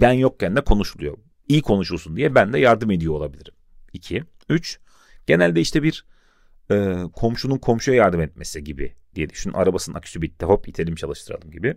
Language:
Turkish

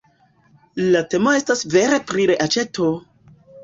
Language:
Esperanto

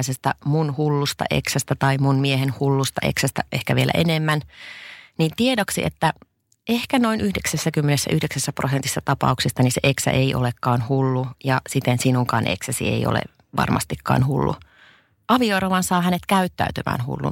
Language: Finnish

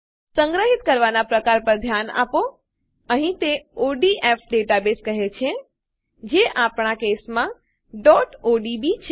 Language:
Gujarati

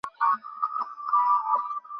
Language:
Bangla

